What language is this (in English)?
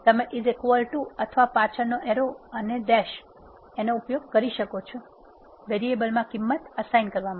Gujarati